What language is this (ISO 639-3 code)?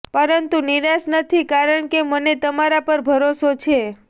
guj